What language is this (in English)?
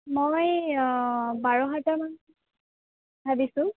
Assamese